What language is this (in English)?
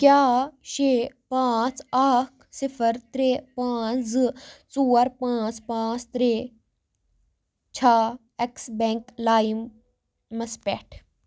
Kashmiri